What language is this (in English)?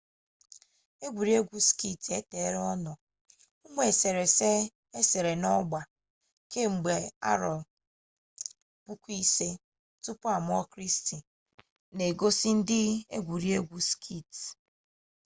Igbo